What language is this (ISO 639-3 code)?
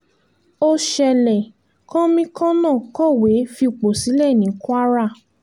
yor